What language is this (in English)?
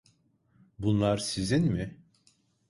Turkish